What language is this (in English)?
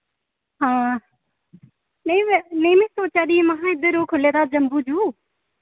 Dogri